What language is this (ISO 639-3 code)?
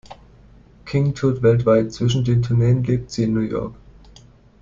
deu